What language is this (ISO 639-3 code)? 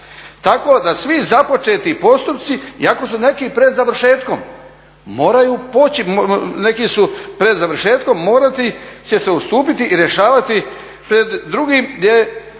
hrv